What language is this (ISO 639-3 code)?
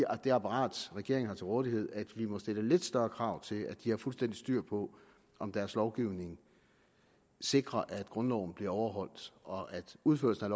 dan